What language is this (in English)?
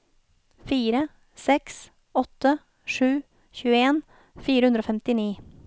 Norwegian